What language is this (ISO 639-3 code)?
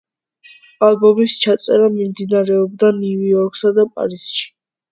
kat